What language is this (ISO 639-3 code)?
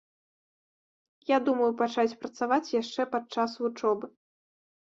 bel